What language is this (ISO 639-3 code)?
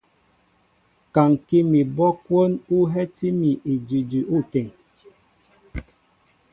mbo